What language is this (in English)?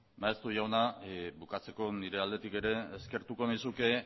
Basque